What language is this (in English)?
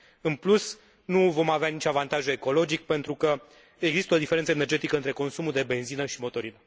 Romanian